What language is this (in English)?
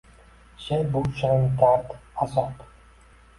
Uzbek